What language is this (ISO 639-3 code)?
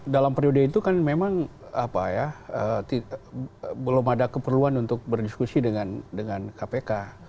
ind